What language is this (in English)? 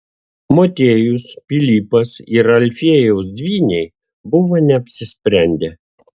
Lithuanian